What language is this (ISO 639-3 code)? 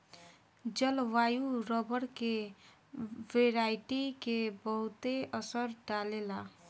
bho